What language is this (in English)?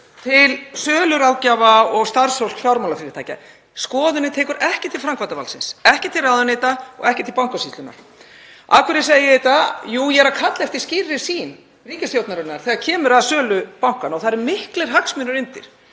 Icelandic